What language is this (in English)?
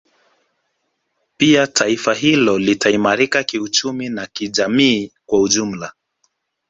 Swahili